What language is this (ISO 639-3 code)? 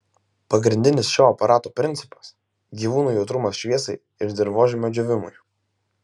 lit